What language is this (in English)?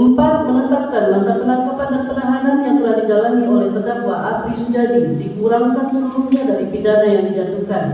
Indonesian